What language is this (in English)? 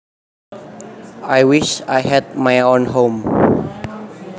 Javanese